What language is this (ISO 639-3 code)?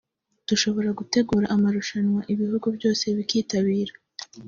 kin